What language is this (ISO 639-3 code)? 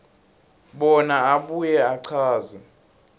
ssw